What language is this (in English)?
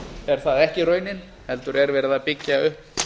Icelandic